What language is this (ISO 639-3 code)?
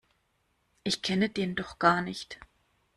deu